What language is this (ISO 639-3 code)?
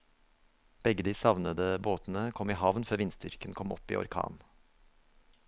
nor